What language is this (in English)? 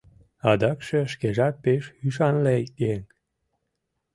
Mari